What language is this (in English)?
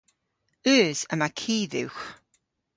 Cornish